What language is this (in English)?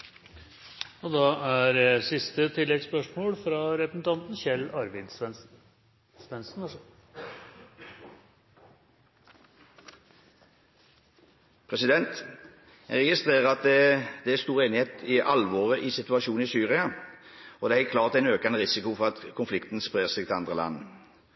Norwegian